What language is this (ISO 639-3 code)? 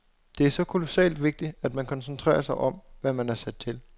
dan